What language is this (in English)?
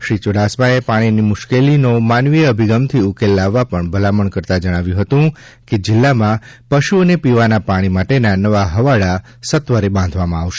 Gujarati